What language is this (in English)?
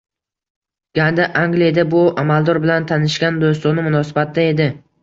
Uzbek